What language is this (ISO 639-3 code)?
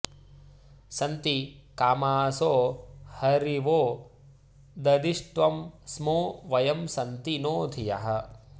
san